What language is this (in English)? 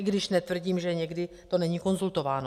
Czech